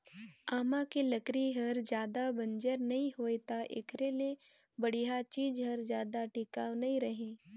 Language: Chhattisgarhi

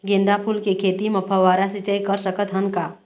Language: Chhattisgarhi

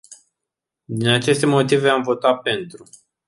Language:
Romanian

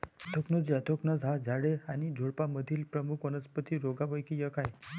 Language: Marathi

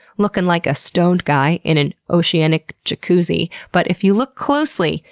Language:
English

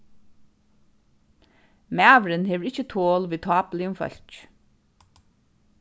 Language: Faroese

